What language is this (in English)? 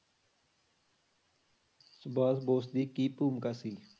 Punjabi